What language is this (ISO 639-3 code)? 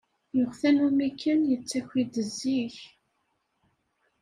kab